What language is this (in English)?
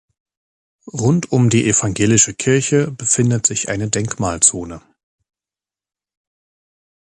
German